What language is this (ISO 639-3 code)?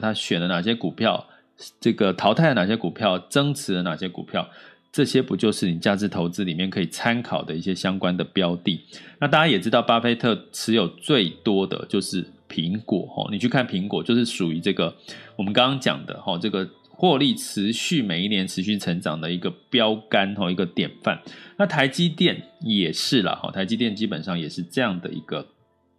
zho